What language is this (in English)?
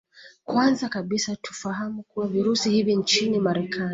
Swahili